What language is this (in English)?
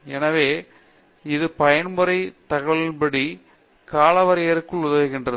Tamil